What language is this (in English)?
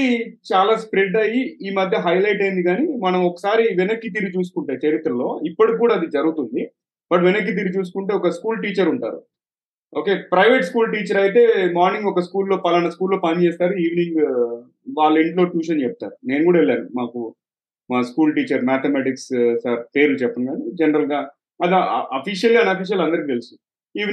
Telugu